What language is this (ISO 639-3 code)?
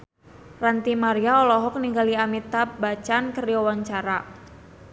sun